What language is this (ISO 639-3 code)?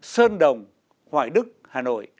vie